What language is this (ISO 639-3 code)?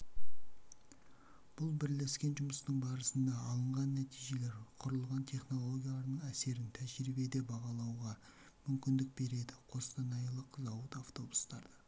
kaz